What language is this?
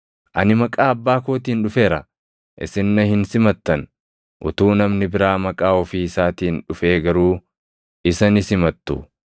Oromo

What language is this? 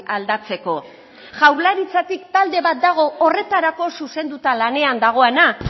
Basque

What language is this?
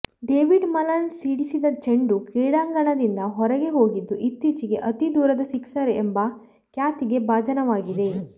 Kannada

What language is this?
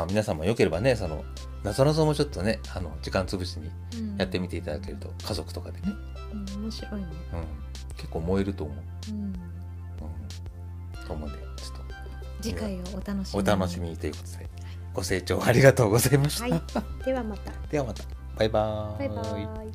Japanese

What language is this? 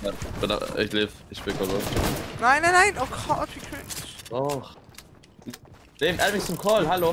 German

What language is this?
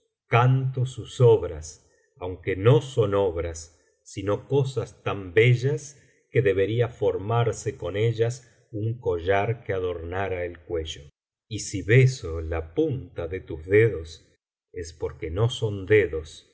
Spanish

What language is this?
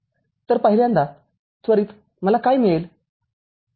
Marathi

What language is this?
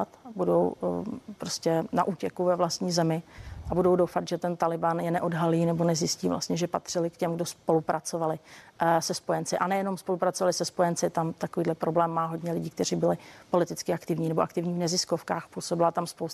Czech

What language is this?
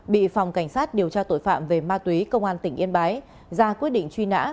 Vietnamese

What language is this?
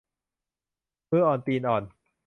Thai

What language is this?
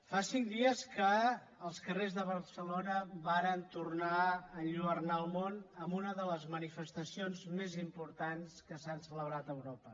Catalan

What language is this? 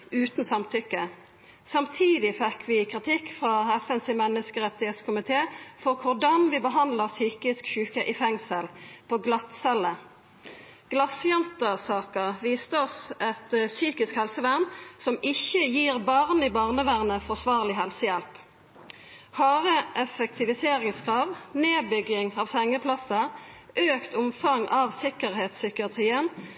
Norwegian Nynorsk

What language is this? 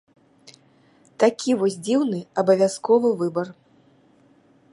Belarusian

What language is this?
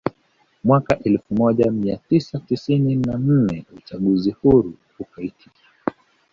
Swahili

